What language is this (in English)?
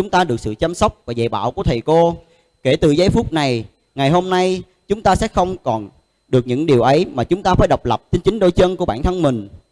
Vietnamese